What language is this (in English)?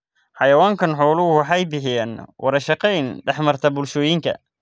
Somali